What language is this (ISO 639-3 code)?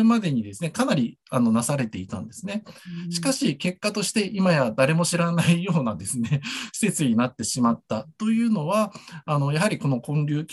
jpn